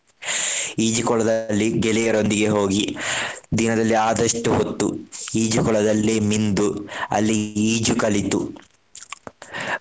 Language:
Kannada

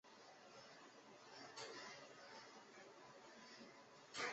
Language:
Chinese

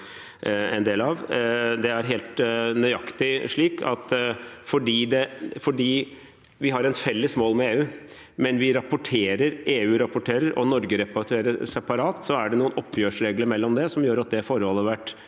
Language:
Norwegian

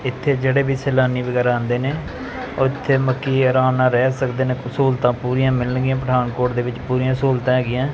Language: Punjabi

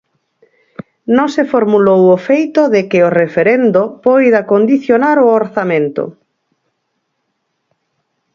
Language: Galician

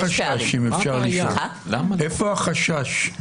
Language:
Hebrew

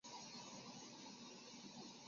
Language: Chinese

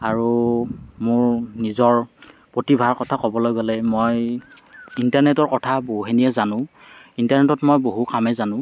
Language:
Assamese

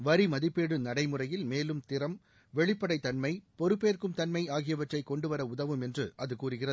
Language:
Tamil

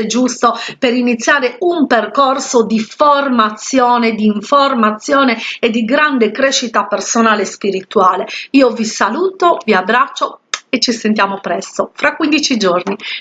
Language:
Italian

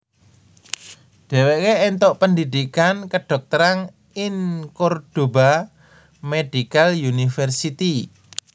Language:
Javanese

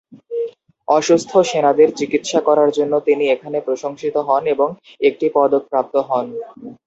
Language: Bangla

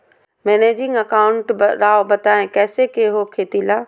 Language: Magahi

